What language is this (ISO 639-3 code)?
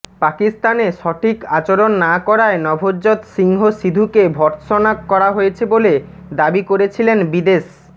ben